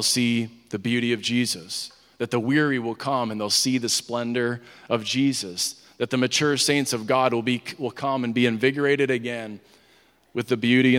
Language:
English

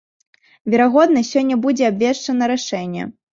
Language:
Belarusian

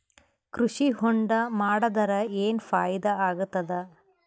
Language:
Kannada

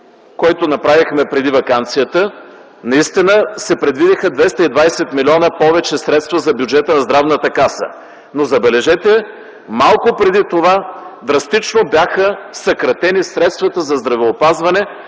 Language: Bulgarian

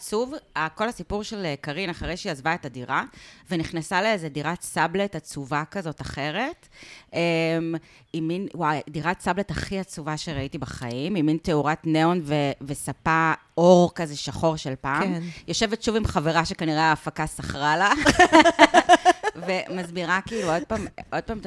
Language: Hebrew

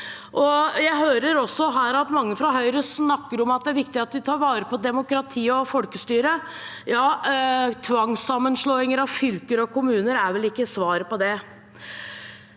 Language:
Norwegian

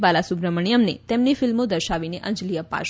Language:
Gujarati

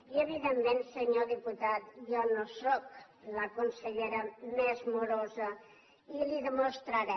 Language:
Catalan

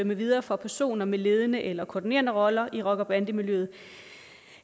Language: Danish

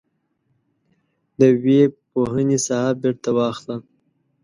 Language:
Pashto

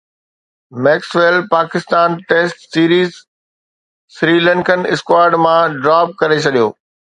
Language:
Sindhi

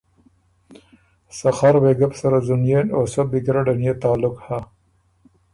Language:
Ormuri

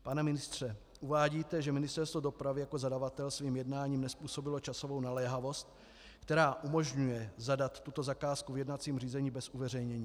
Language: Czech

